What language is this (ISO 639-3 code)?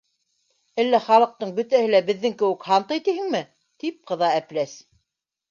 bak